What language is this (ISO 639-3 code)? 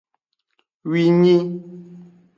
ajg